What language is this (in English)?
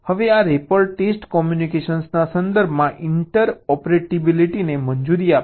Gujarati